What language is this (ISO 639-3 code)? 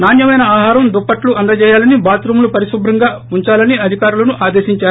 tel